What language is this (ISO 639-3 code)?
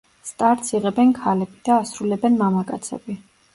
kat